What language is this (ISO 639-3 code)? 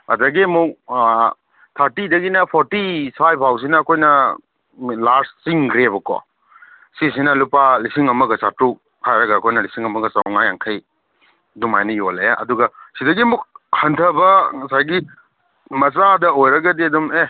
mni